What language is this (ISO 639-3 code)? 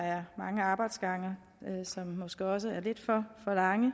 dan